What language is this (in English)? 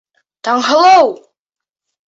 Bashkir